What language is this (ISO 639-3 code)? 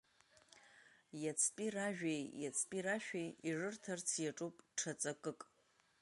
abk